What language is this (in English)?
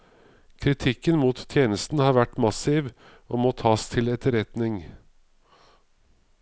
Norwegian